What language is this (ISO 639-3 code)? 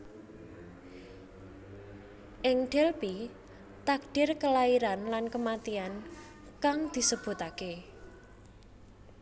jav